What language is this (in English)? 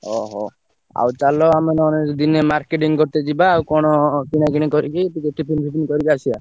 Odia